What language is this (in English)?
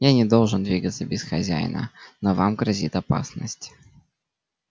Russian